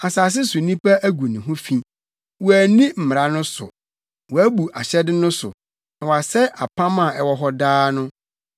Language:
Akan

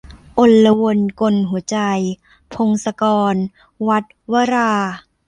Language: Thai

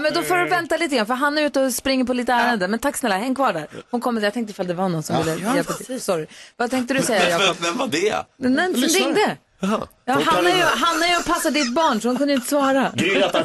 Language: Swedish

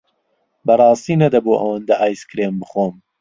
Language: Central Kurdish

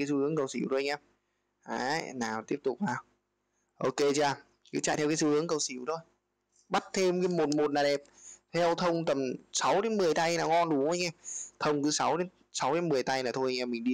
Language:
Vietnamese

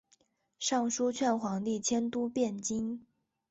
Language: Chinese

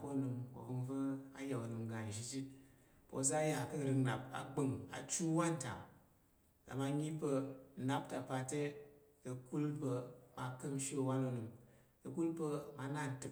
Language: Tarok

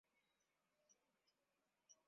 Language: Swahili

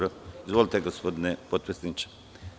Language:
Serbian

